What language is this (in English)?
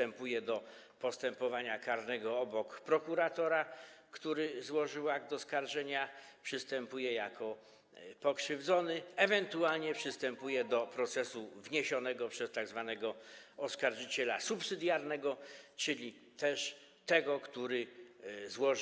Polish